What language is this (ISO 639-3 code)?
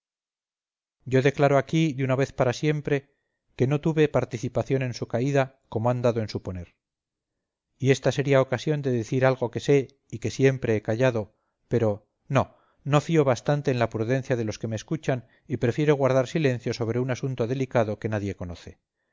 spa